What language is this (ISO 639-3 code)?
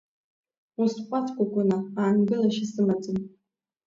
abk